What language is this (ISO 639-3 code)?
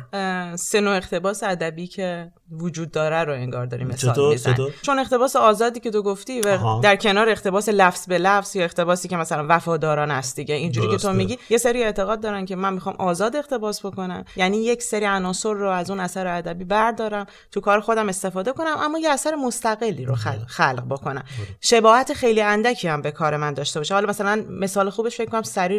fas